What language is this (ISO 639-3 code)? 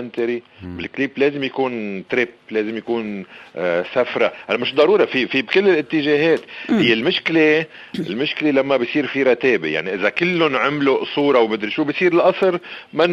ara